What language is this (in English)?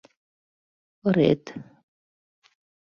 Mari